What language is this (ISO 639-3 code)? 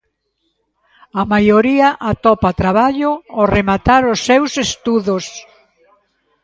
glg